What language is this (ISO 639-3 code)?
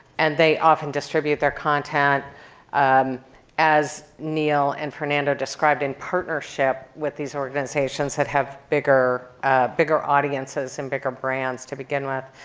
eng